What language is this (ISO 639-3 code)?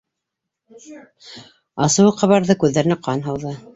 bak